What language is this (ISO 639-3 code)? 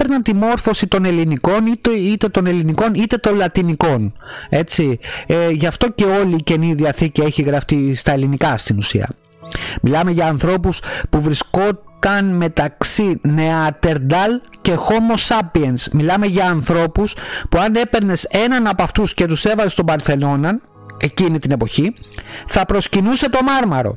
ell